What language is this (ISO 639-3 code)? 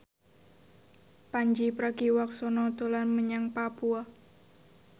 jav